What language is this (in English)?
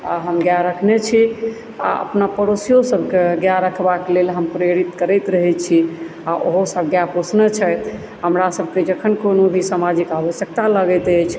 Maithili